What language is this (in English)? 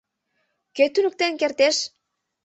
Mari